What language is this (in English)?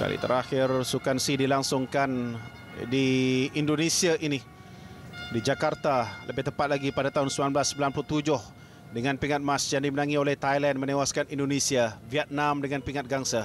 Malay